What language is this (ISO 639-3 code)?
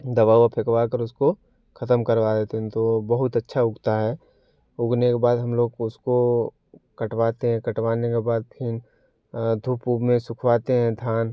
hin